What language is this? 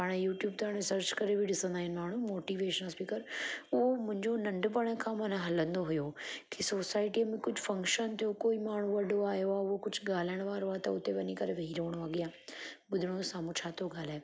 Sindhi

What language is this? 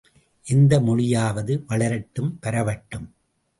Tamil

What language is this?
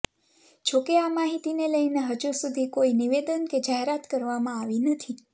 Gujarati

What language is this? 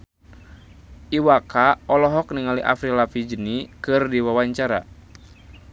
Sundanese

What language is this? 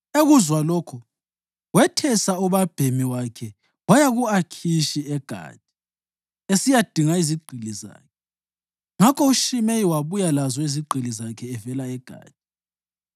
North Ndebele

